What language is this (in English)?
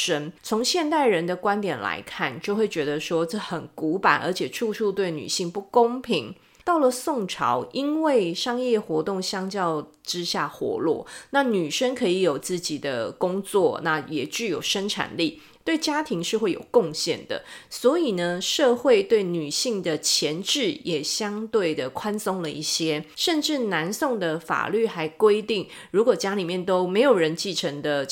Chinese